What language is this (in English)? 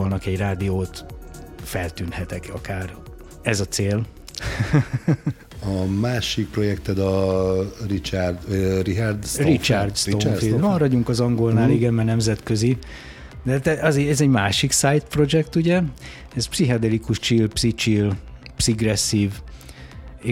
Hungarian